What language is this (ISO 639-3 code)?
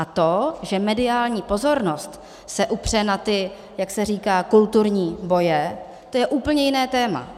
ces